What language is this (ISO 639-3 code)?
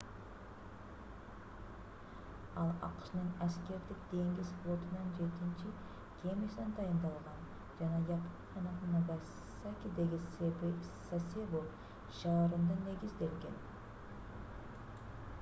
kir